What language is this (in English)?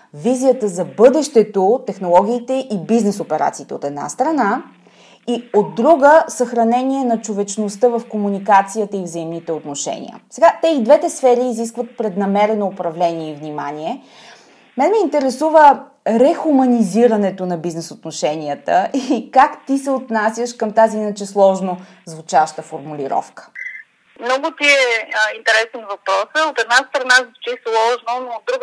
Bulgarian